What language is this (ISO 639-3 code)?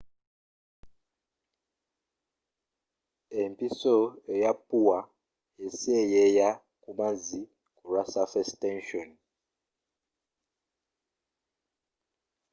lug